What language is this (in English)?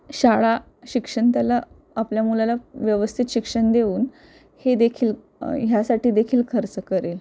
Marathi